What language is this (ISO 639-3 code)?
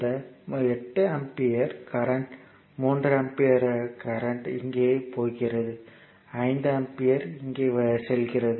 tam